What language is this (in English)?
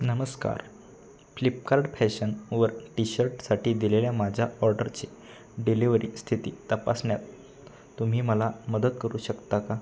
Marathi